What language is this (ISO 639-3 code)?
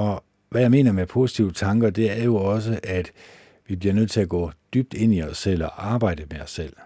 dan